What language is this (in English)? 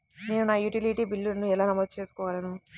Telugu